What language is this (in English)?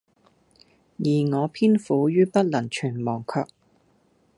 Cantonese